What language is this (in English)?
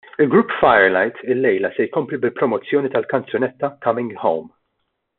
Maltese